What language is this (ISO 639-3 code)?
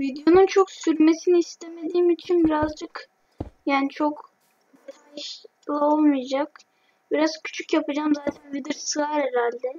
tur